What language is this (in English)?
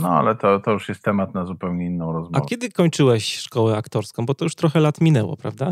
Polish